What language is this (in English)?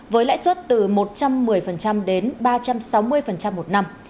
Vietnamese